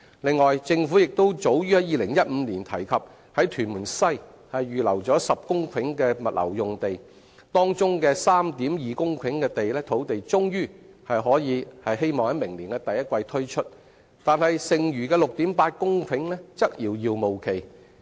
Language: Cantonese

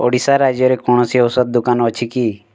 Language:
Odia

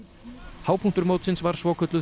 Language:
Icelandic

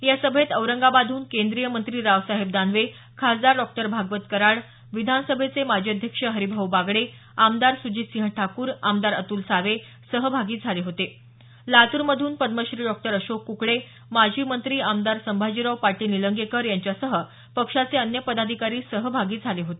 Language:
Marathi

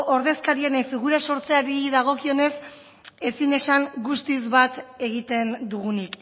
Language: Basque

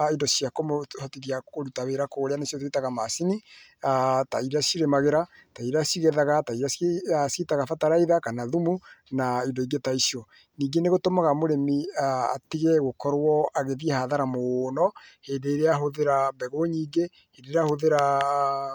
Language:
Kikuyu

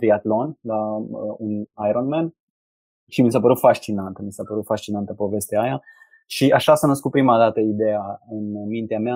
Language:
Romanian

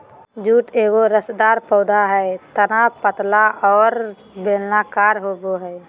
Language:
Magahi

